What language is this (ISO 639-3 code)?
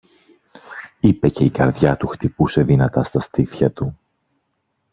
ell